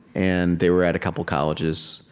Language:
English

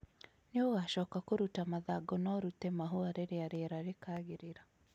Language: Kikuyu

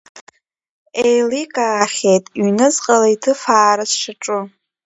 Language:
Abkhazian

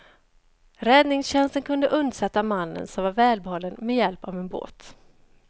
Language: Swedish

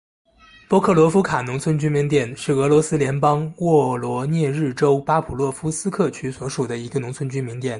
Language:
Chinese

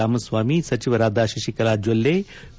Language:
Kannada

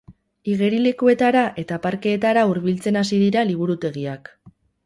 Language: Basque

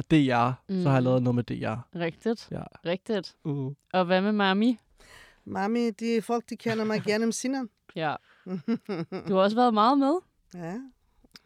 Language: Danish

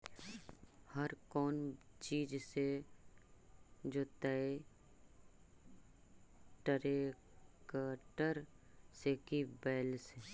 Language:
Magahi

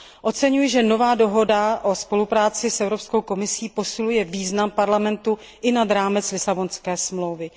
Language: Czech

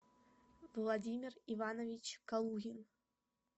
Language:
Russian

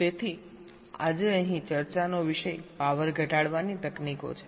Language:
Gujarati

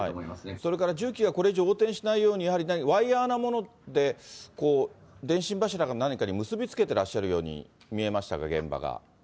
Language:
Japanese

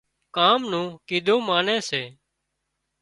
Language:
Wadiyara Koli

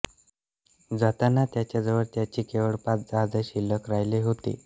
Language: Marathi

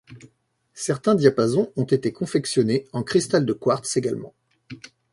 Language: French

